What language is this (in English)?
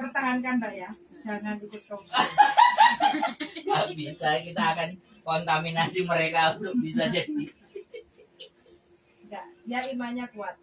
Indonesian